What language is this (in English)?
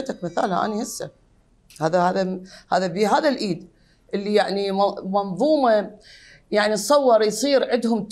Arabic